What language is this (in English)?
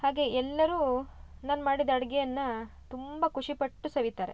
Kannada